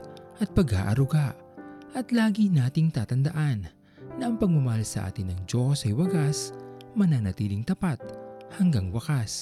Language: Filipino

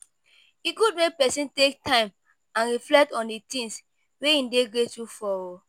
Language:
Nigerian Pidgin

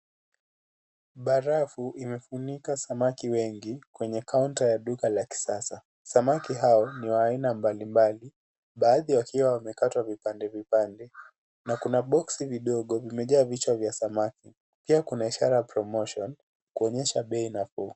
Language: Swahili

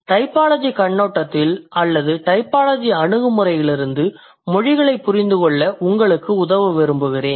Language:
Tamil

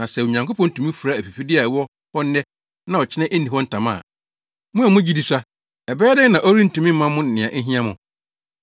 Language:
Akan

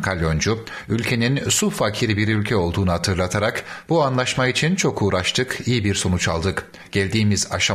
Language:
Turkish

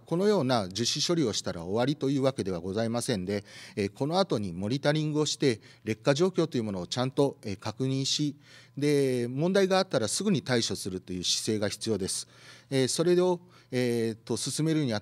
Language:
Japanese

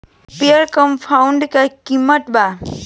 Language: Bhojpuri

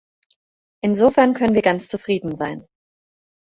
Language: German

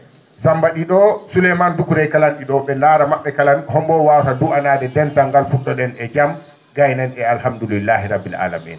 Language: Fula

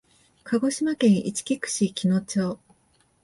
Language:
Japanese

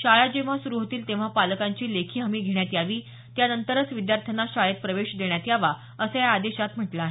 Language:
Marathi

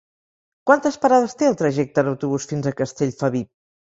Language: Catalan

